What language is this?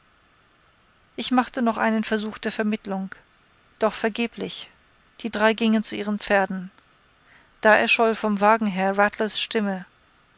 German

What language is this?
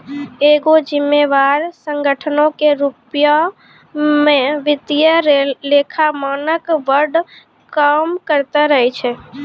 Maithili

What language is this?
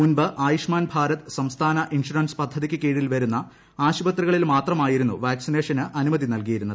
Malayalam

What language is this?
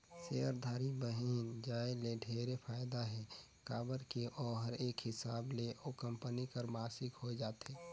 Chhattisgarhi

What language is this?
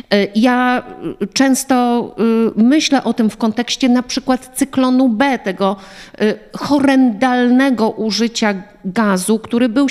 Polish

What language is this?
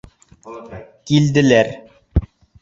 Bashkir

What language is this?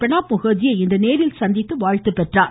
Tamil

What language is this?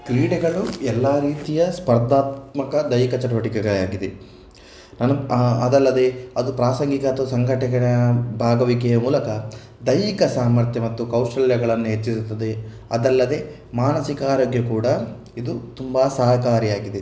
Kannada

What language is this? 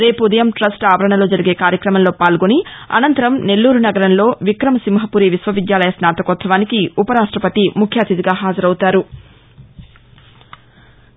Telugu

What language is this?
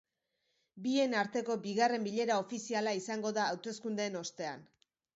Basque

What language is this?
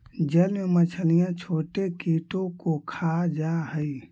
Magahi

